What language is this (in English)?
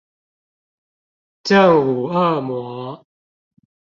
Chinese